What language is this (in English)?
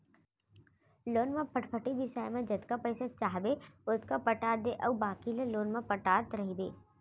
Chhattisgarhi